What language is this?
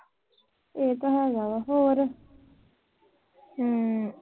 Punjabi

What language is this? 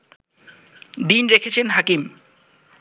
Bangla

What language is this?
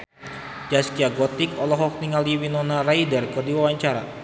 Sundanese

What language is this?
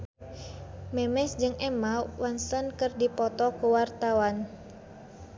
Sundanese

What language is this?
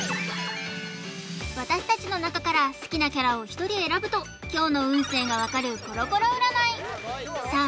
Japanese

